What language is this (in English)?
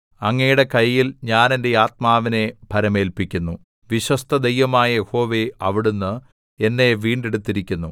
Malayalam